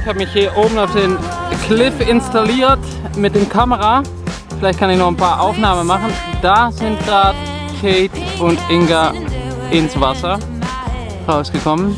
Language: German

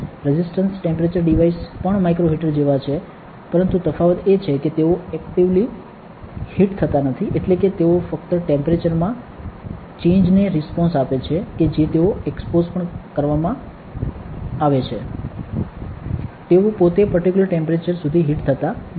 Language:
Gujarati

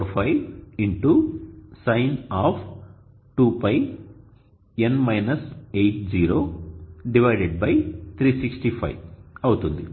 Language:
Telugu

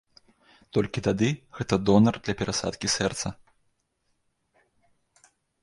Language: Belarusian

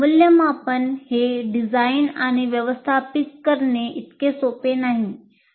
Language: Marathi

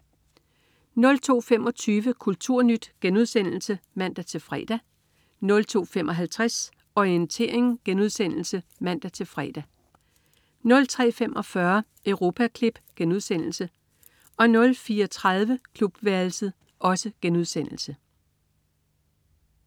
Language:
Danish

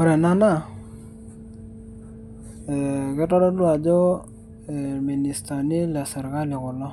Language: Masai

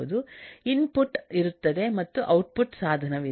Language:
Kannada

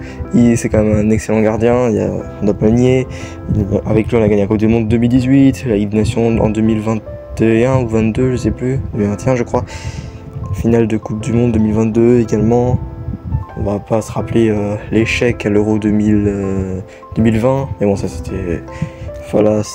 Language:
French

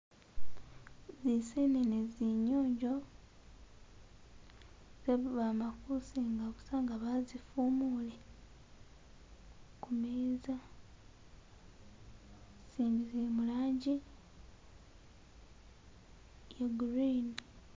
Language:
Masaaba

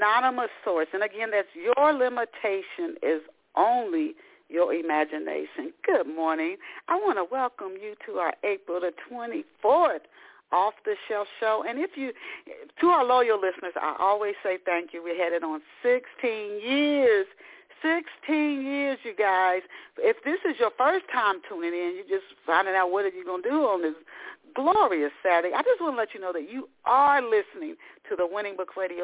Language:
English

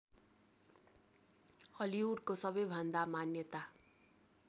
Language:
Nepali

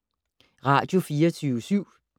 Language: Danish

